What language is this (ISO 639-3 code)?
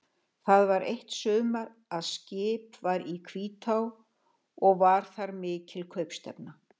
isl